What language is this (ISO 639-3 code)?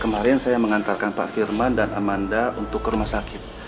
ind